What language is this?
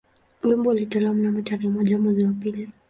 Swahili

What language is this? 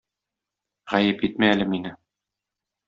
Tatar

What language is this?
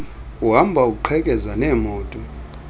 Xhosa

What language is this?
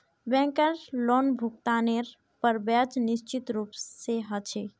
Magahi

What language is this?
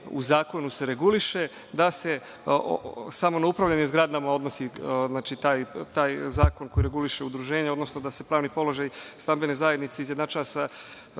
Serbian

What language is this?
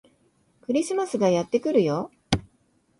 Japanese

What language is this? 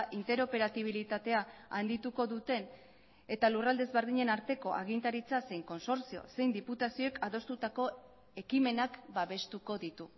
Basque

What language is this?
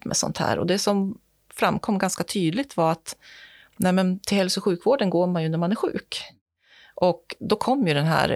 Swedish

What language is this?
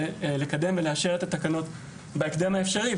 Hebrew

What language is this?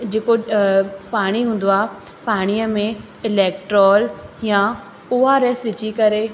Sindhi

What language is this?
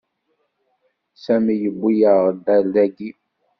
Kabyle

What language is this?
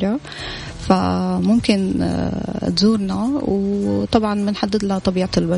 Arabic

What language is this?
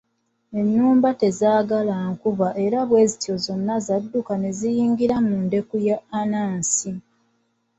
Ganda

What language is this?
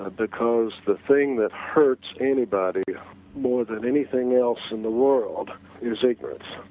English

